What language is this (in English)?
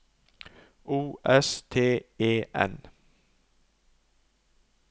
Norwegian